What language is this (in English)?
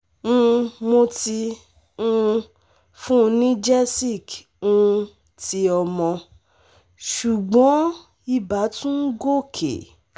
Yoruba